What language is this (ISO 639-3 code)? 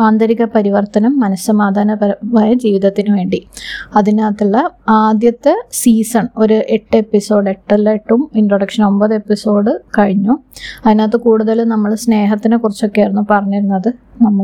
mal